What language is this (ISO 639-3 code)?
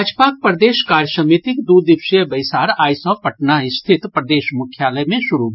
mai